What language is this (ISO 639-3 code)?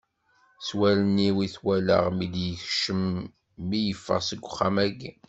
kab